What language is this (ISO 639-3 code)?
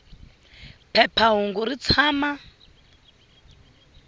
tso